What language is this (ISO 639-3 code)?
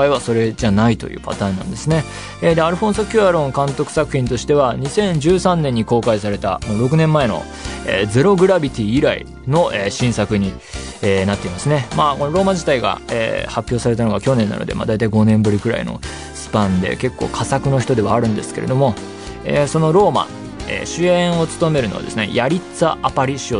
jpn